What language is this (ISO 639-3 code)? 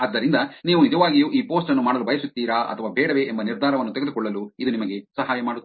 kan